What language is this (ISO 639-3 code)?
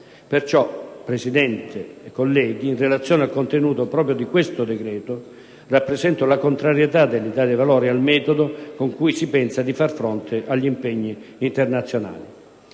ita